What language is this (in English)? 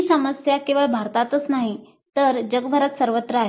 Marathi